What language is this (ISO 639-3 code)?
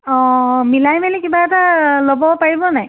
asm